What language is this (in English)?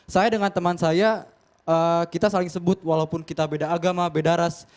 Indonesian